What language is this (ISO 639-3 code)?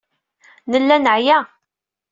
kab